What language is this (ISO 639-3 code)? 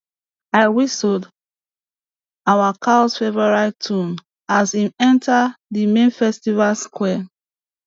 pcm